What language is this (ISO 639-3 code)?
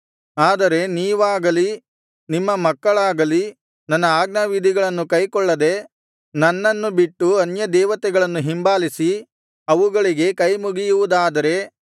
kan